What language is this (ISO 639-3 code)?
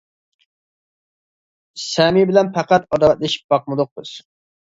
uig